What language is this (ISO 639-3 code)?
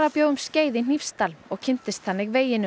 isl